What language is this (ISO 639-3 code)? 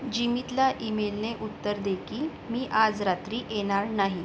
mar